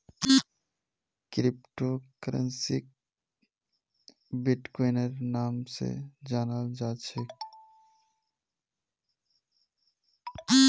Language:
Magahi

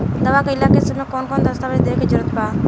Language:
Bhojpuri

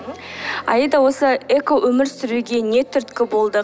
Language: Kazakh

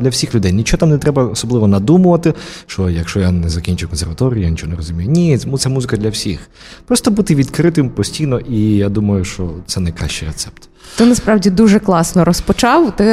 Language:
Ukrainian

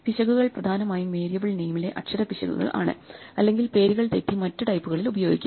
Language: Malayalam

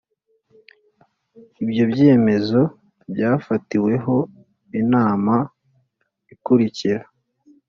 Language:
Kinyarwanda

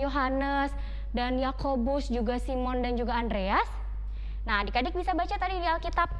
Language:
Indonesian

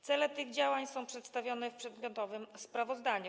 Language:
Polish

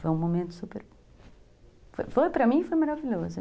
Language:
Portuguese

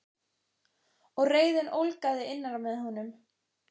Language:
Icelandic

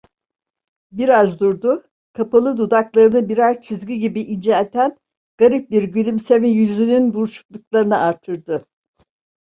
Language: Turkish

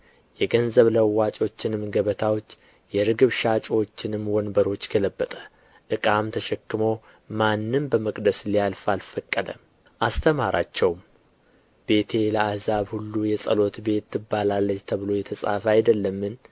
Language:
Amharic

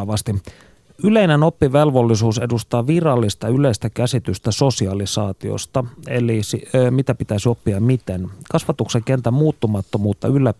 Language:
Finnish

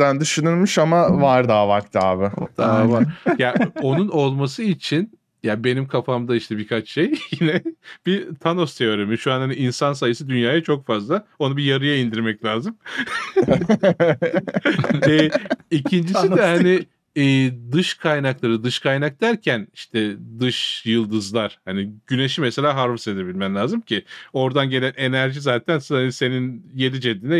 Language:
Turkish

